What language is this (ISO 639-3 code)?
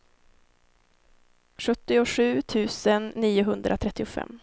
swe